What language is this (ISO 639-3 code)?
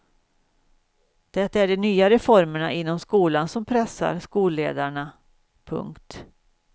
swe